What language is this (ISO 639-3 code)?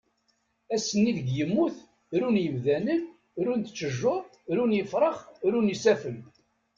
kab